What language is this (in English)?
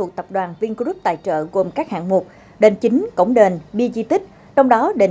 Vietnamese